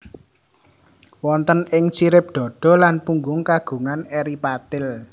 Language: Javanese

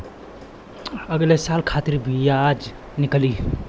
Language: Bhojpuri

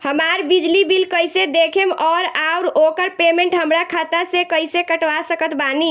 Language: Bhojpuri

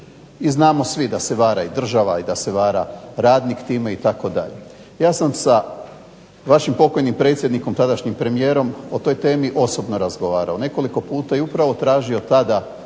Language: Croatian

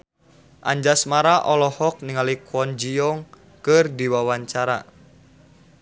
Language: Sundanese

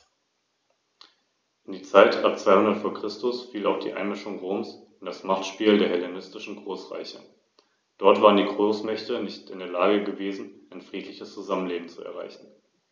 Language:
German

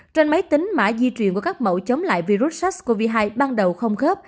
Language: Vietnamese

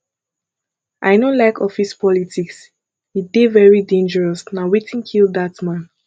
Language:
Nigerian Pidgin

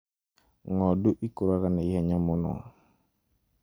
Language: Kikuyu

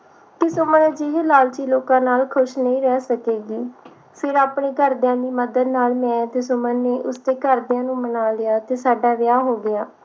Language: Punjabi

